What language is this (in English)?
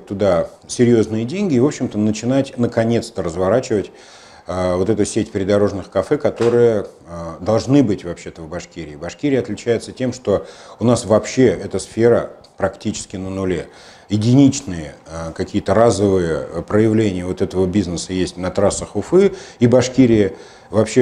Russian